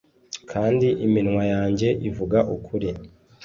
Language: Kinyarwanda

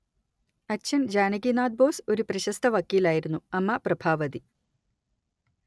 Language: Malayalam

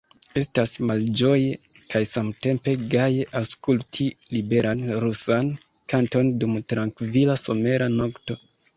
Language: Esperanto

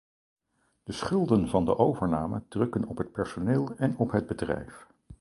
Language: Dutch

